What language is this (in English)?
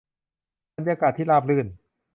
Thai